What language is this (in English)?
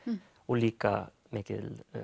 Icelandic